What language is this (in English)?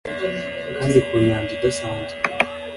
Kinyarwanda